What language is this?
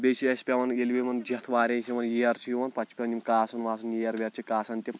Kashmiri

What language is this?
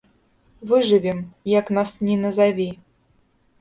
Belarusian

